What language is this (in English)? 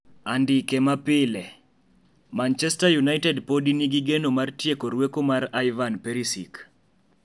Luo (Kenya and Tanzania)